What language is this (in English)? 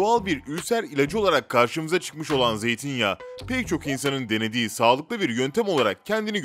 Turkish